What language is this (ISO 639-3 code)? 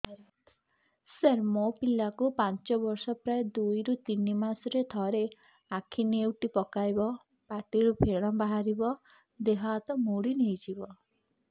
ori